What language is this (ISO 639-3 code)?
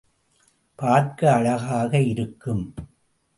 tam